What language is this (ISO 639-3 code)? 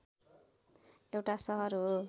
nep